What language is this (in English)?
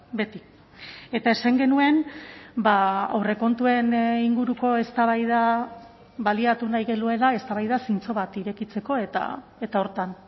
Basque